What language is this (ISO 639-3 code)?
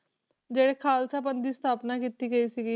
pan